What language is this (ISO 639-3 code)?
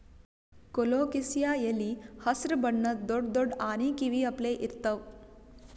kan